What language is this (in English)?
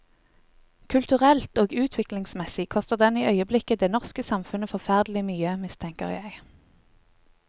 Norwegian